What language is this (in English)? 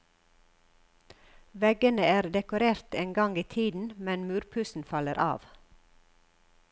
Norwegian